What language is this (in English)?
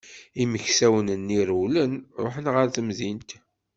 Kabyle